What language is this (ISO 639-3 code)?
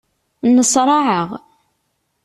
kab